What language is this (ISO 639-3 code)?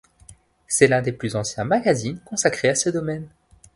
fra